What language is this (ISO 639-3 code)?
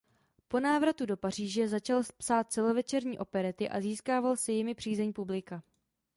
ces